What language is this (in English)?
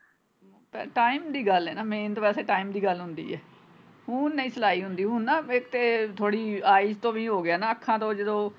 Punjabi